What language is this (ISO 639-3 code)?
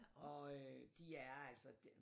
dan